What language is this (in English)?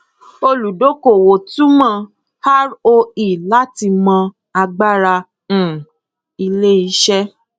Yoruba